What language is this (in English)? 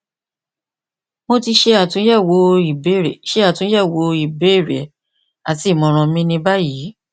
Yoruba